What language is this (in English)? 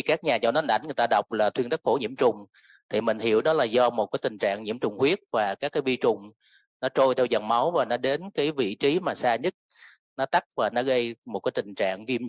Vietnamese